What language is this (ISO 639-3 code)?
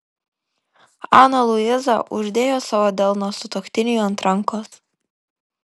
lit